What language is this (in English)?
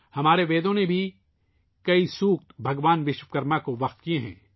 Urdu